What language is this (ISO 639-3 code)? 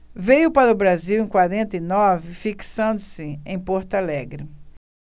por